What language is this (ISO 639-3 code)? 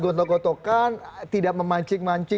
ind